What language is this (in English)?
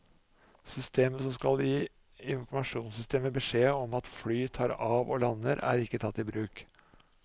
Norwegian